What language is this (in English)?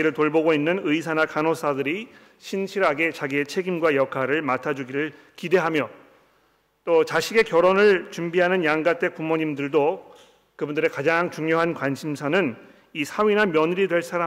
Korean